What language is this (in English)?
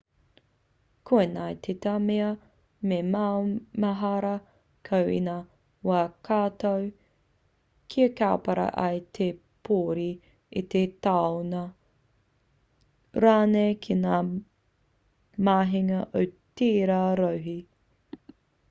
Māori